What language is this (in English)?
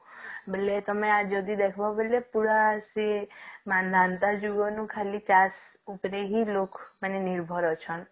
Odia